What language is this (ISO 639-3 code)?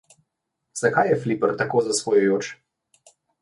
slv